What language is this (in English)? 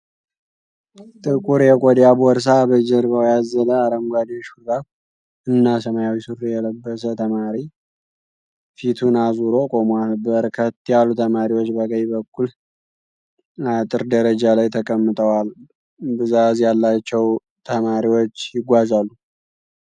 Amharic